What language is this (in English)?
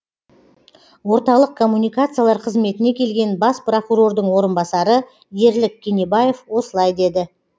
Kazakh